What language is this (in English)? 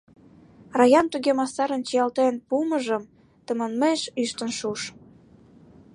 Mari